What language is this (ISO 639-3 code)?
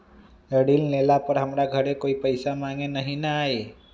mag